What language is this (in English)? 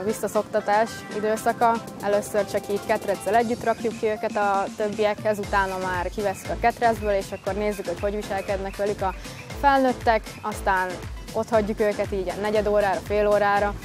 Hungarian